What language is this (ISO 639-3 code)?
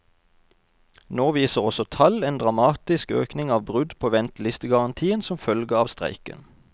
nor